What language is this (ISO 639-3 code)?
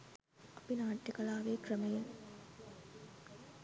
sin